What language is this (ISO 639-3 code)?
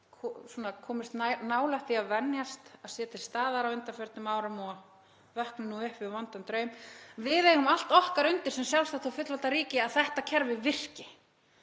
isl